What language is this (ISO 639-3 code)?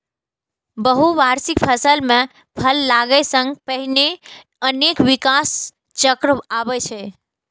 mai